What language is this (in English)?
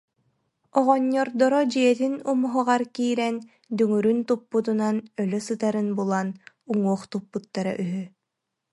Yakut